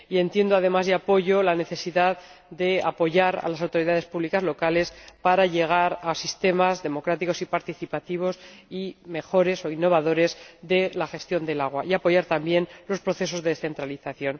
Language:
Spanish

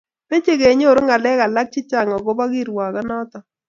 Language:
Kalenjin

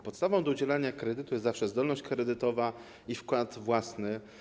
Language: Polish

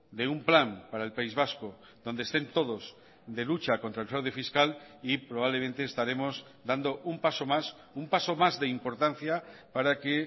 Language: Spanish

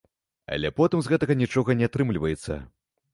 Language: Belarusian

